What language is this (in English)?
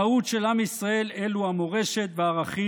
Hebrew